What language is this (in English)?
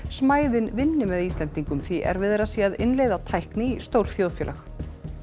Icelandic